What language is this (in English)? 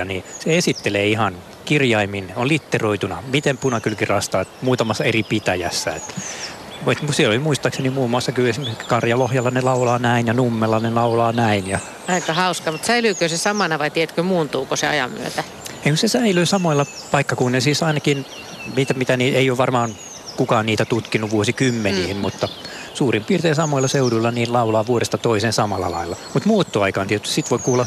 Finnish